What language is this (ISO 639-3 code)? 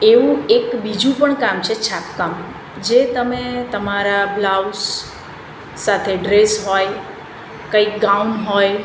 guj